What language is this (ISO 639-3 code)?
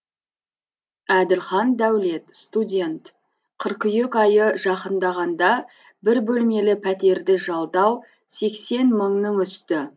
kaz